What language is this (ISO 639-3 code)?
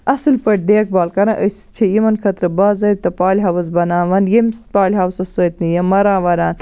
kas